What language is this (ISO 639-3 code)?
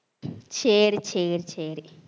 tam